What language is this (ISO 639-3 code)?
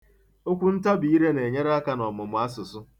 ibo